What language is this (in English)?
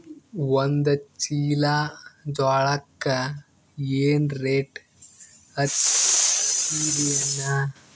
Kannada